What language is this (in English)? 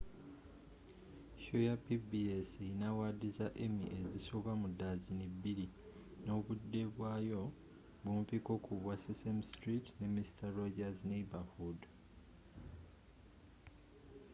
Ganda